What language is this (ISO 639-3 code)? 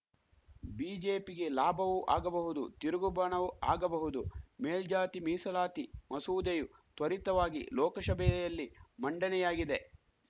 kan